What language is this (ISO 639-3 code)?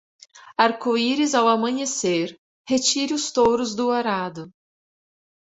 por